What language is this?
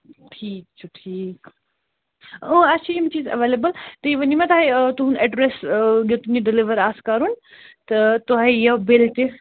Kashmiri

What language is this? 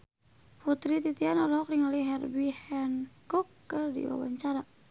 Sundanese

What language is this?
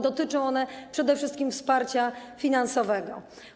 Polish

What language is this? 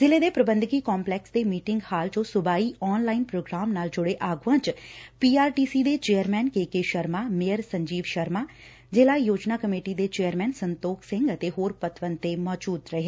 Punjabi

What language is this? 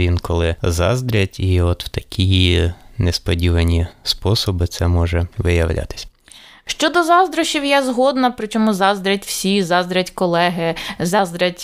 Ukrainian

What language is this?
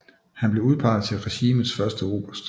Danish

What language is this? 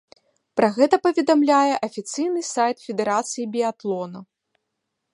Belarusian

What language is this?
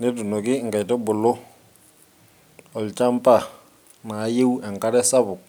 Masai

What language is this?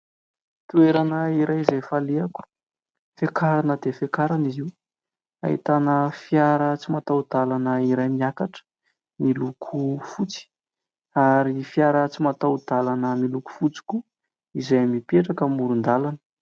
Malagasy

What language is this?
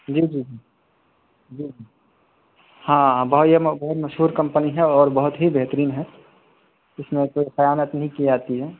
Urdu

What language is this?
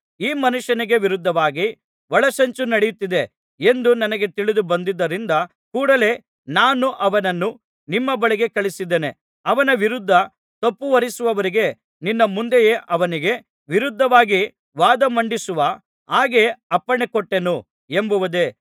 Kannada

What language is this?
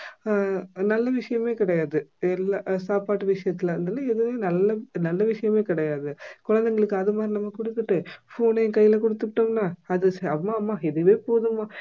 Tamil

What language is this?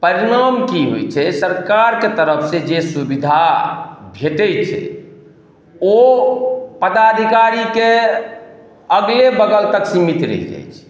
Maithili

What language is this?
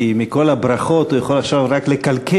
Hebrew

